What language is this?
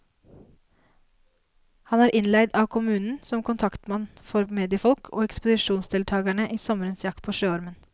Norwegian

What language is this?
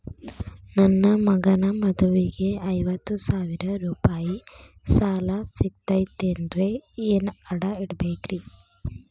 Kannada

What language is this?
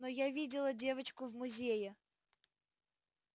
Russian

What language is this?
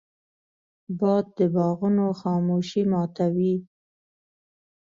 Pashto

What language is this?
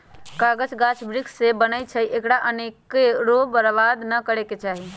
Magahi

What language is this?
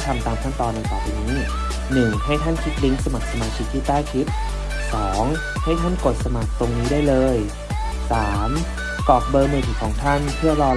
Thai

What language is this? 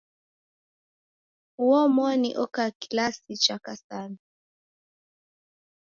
Taita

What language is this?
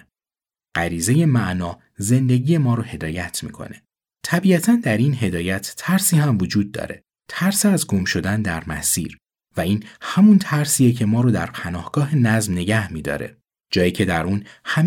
Persian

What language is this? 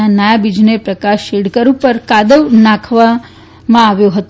Gujarati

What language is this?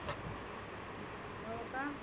Marathi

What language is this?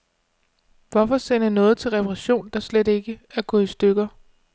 Danish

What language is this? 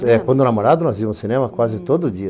Portuguese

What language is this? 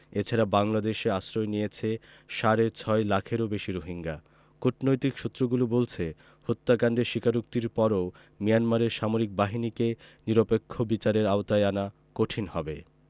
Bangla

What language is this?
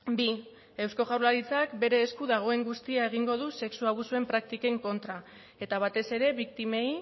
Basque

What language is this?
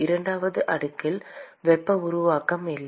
Tamil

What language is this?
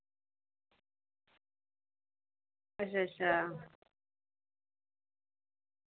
Dogri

